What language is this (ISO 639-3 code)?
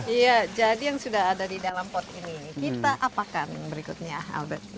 ind